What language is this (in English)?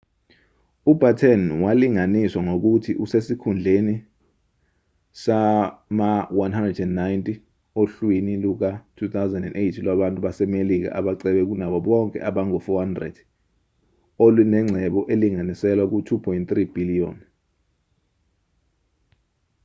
Zulu